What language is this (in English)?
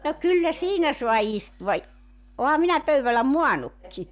Finnish